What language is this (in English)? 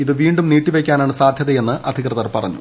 Malayalam